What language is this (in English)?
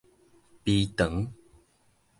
Min Nan Chinese